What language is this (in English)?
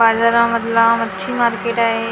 Marathi